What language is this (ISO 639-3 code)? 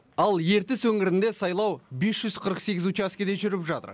kaz